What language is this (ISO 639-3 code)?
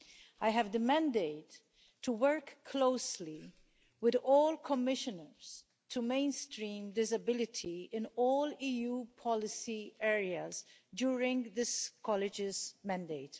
eng